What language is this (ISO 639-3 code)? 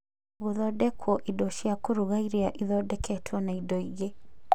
kik